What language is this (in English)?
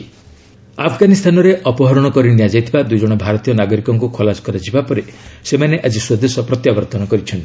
Odia